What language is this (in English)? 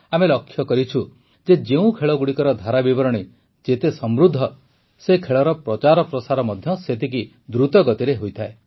Odia